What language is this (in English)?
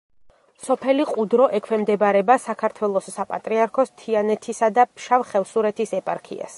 Georgian